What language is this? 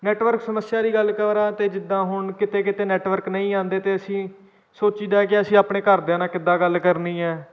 Punjabi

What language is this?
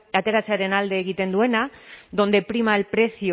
Basque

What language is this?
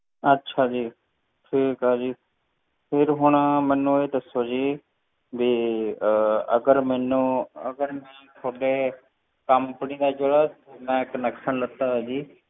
Punjabi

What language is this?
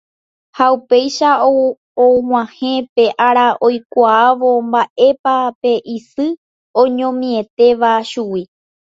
Guarani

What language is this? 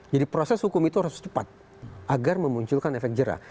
Indonesian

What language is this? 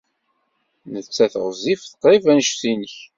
Kabyle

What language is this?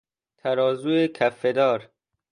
Persian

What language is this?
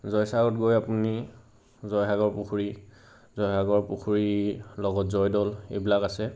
Assamese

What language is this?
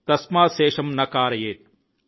Telugu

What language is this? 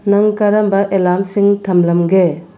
Manipuri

